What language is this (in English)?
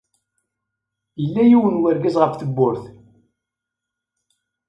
Kabyle